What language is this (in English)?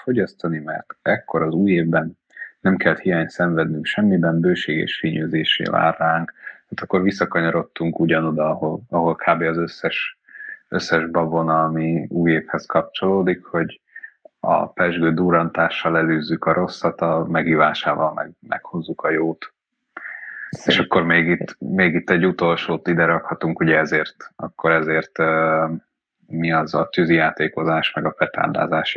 Hungarian